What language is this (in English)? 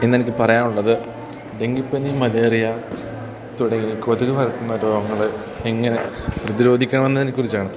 Malayalam